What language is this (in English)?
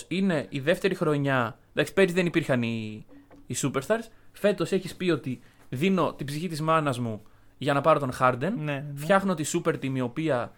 Greek